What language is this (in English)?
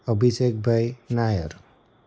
Gujarati